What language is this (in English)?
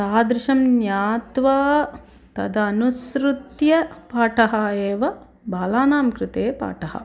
Sanskrit